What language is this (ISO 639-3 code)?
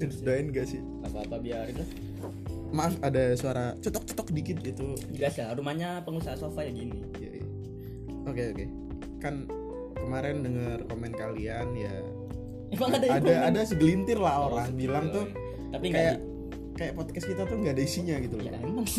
ind